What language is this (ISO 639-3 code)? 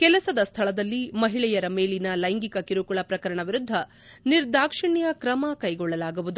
kan